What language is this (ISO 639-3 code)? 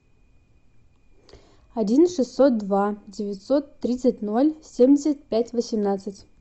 rus